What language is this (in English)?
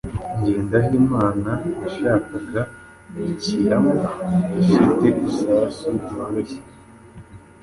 Kinyarwanda